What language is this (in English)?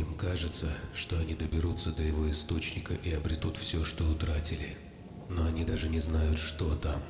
Russian